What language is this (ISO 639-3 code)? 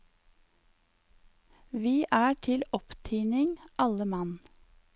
nor